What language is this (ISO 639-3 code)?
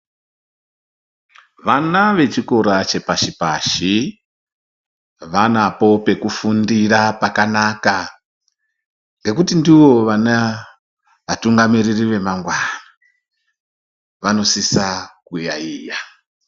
ndc